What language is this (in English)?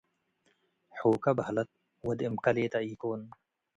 Tigre